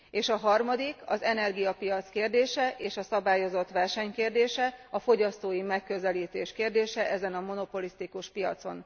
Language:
Hungarian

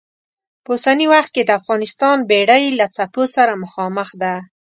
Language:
Pashto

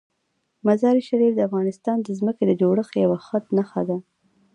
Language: Pashto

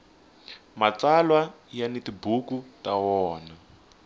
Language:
Tsonga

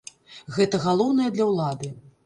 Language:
Belarusian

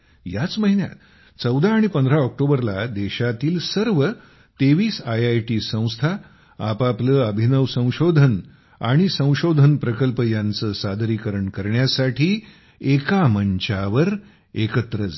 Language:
Marathi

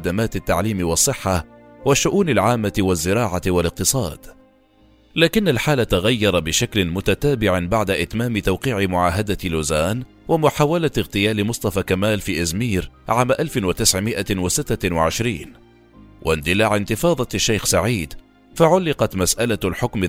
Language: Arabic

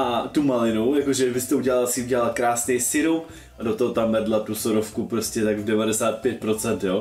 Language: Czech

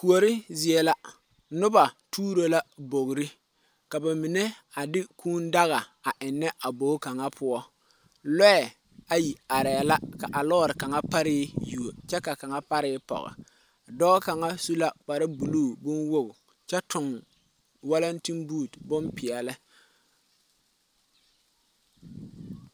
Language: Southern Dagaare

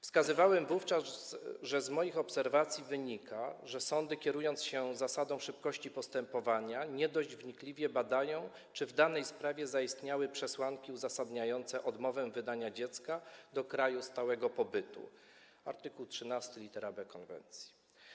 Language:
Polish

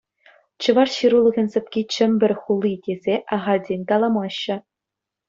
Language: Chuvash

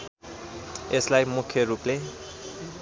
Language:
Nepali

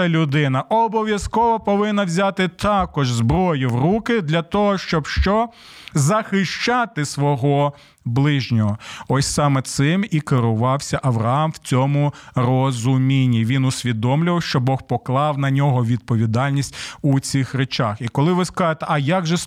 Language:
Ukrainian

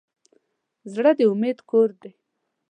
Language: Pashto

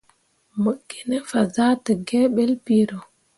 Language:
Mundang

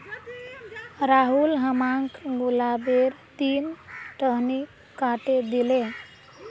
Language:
Magahi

